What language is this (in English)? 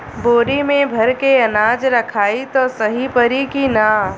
Bhojpuri